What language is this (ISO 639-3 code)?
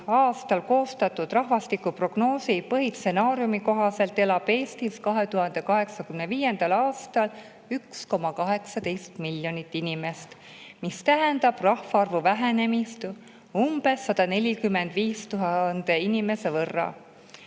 est